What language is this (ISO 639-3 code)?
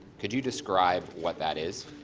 eng